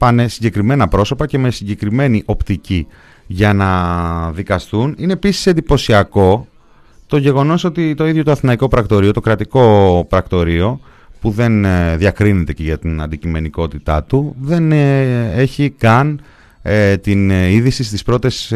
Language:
Greek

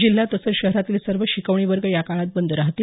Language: Marathi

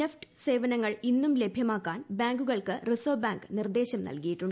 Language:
Malayalam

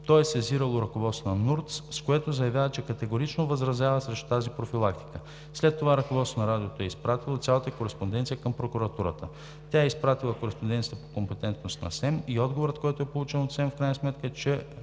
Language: Bulgarian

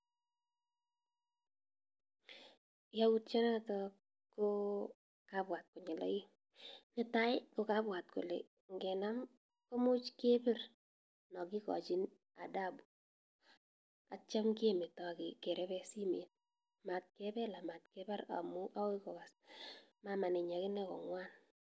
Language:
Kalenjin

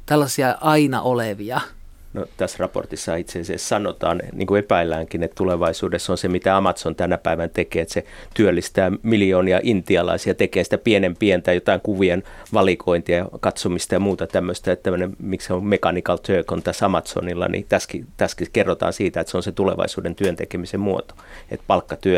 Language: Finnish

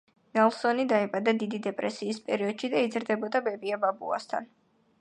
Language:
Georgian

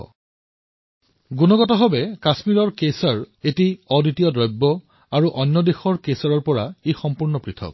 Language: Assamese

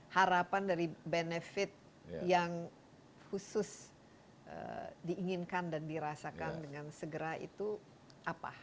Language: Indonesian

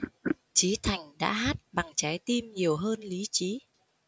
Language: Vietnamese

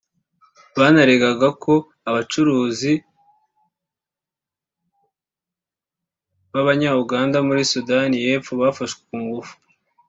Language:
Kinyarwanda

